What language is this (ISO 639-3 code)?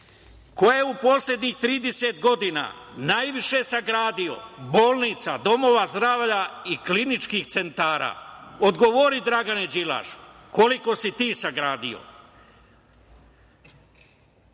srp